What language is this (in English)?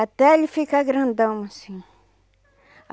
Portuguese